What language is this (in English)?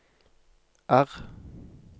Norwegian